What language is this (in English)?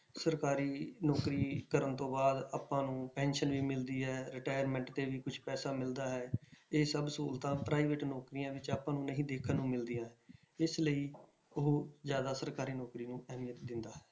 Punjabi